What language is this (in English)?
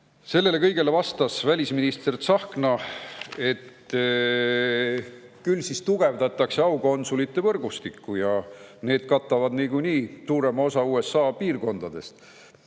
Estonian